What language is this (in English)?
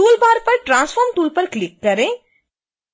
Hindi